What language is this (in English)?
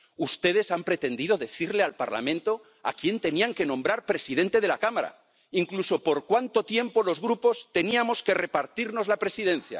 Spanish